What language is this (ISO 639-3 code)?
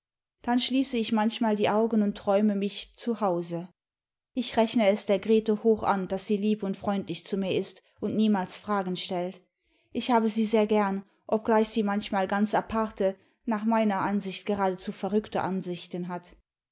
deu